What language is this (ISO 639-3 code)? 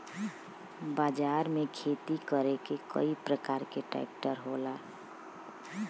bho